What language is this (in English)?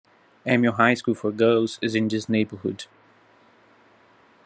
English